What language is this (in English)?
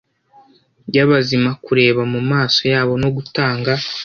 Kinyarwanda